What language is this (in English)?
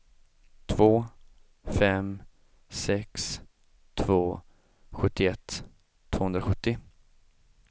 Swedish